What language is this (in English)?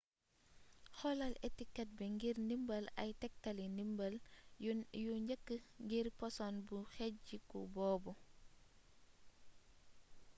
Wolof